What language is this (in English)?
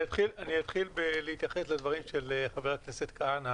Hebrew